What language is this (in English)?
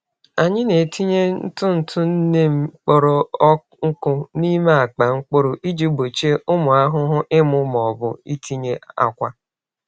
Igbo